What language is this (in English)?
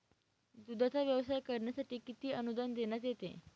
Marathi